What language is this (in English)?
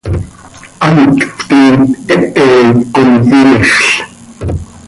Seri